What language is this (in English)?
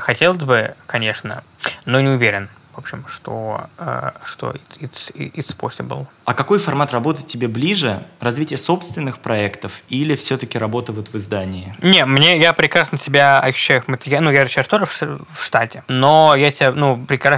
Russian